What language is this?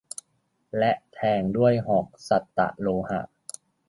Thai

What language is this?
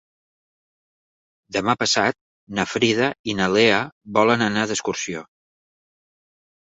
Catalan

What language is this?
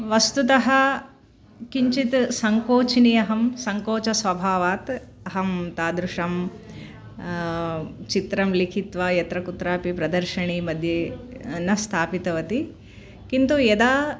Sanskrit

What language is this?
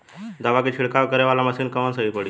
Bhojpuri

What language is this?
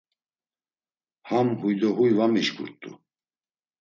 Laz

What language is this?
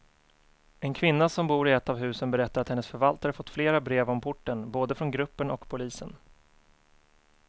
Swedish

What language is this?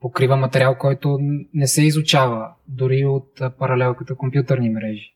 Bulgarian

